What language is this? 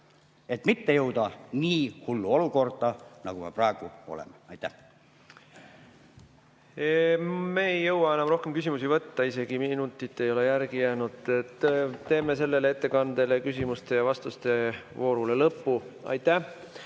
Estonian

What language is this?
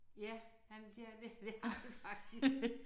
Danish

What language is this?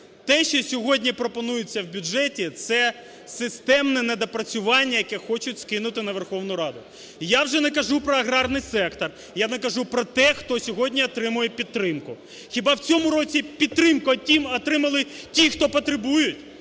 Ukrainian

